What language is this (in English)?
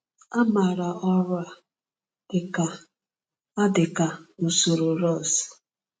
Igbo